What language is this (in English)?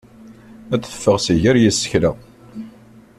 Kabyle